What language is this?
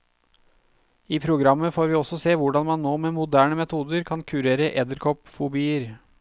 Norwegian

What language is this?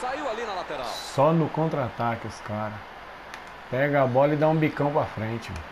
Portuguese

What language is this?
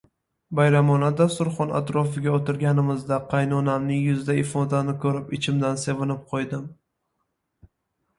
Uzbek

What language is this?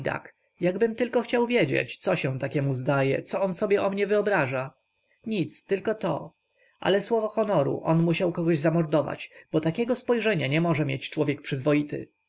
Polish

